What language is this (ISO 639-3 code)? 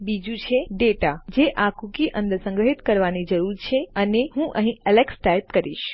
guj